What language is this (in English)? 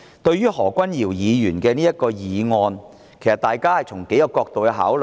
Cantonese